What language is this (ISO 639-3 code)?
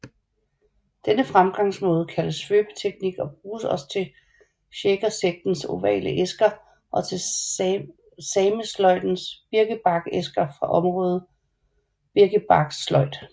dan